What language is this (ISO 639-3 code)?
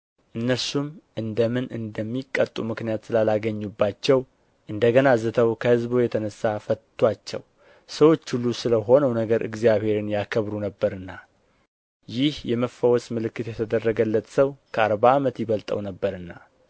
amh